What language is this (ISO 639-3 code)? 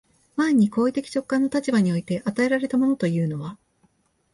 jpn